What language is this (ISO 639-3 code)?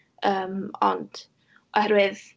cym